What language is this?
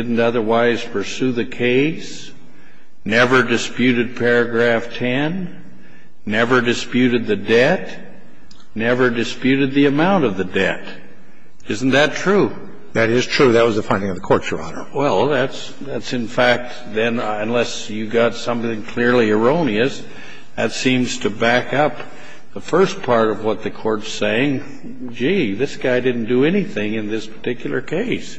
English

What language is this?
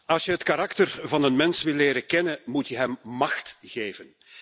Dutch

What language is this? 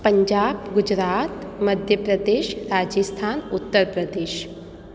Sindhi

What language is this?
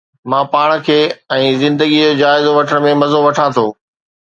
Sindhi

